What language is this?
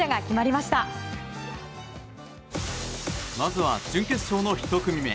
Japanese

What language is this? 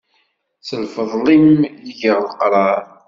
Kabyle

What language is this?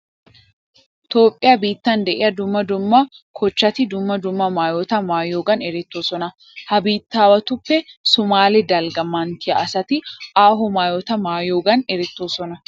Wolaytta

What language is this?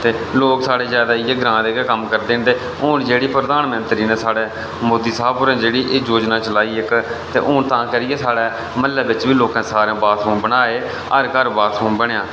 Dogri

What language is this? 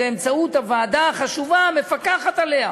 Hebrew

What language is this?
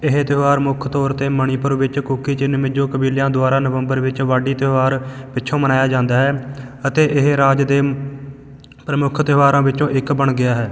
Punjabi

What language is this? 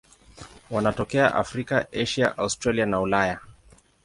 Swahili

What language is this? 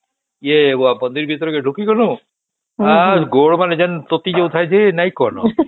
Odia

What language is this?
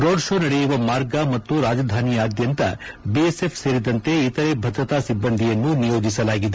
Kannada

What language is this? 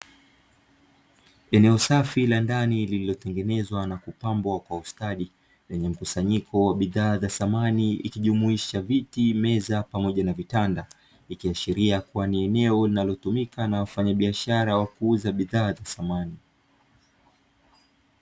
Swahili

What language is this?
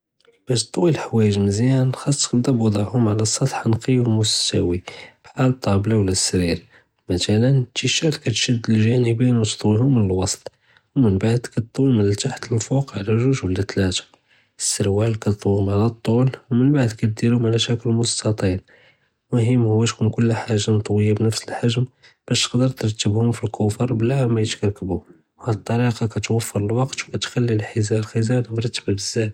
Judeo-Arabic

